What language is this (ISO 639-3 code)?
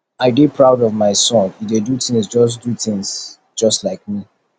pcm